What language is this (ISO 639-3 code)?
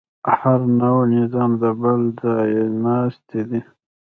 pus